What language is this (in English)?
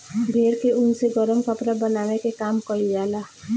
Bhojpuri